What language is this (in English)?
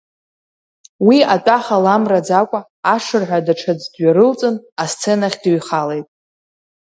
Abkhazian